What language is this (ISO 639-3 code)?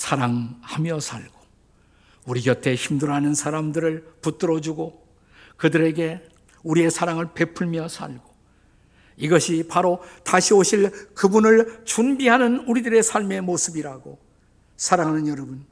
kor